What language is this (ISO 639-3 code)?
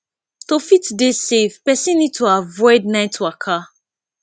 pcm